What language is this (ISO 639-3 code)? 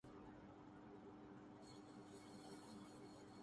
urd